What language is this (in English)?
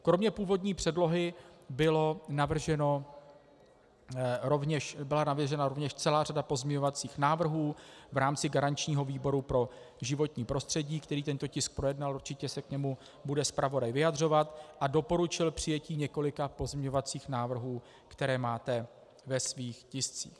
Czech